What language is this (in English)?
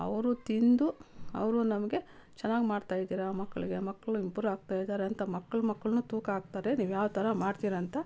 Kannada